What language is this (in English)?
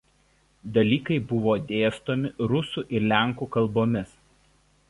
Lithuanian